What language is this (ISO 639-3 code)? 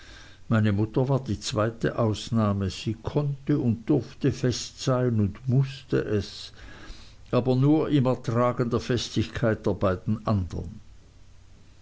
deu